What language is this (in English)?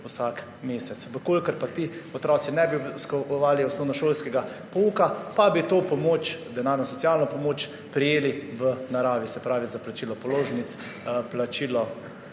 Slovenian